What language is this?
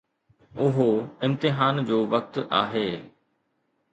Sindhi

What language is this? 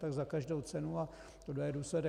Czech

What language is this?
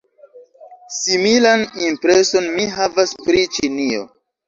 Esperanto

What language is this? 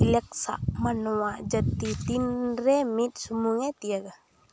Santali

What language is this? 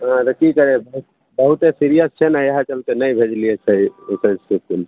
Maithili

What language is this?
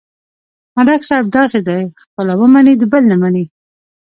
Pashto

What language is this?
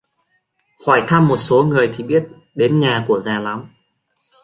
Vietnamese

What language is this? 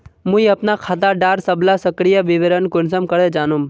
Magahi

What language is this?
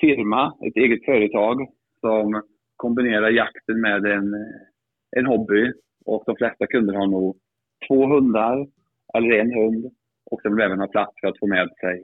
Swedish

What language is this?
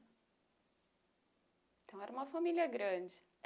Portuguese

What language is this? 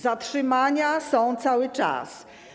Polish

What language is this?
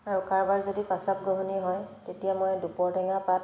Assamese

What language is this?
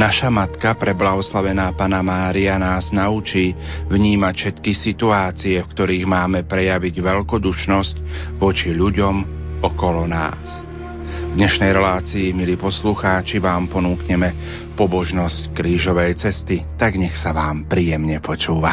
Slovak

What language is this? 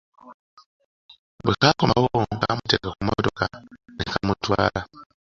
Ganda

